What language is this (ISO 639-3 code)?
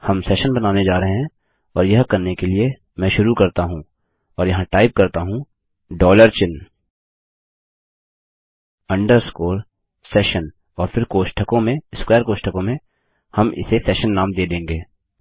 hin